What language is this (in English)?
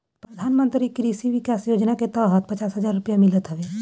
Bhojpuri